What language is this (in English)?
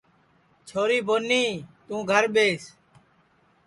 Sansi